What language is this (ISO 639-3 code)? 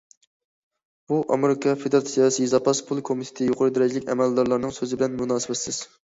uig